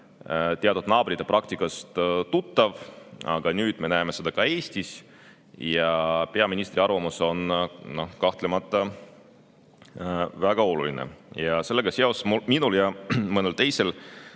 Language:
Estonian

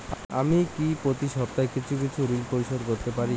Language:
Bangla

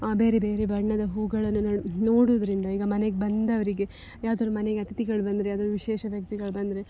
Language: Kannada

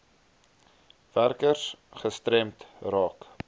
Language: Afrikaans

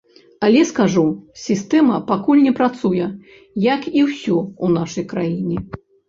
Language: Belarusian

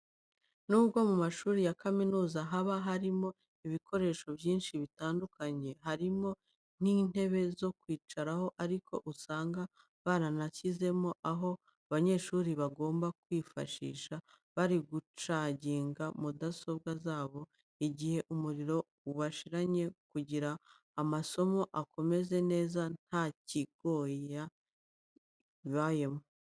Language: Kinyarwanda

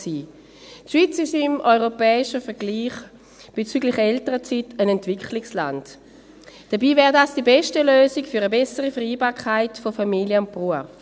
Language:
Swiss German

